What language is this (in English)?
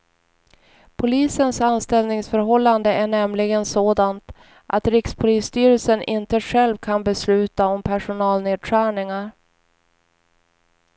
Swedish